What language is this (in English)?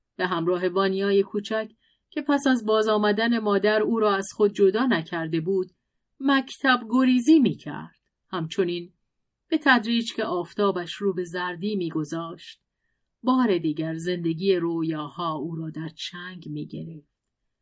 Persian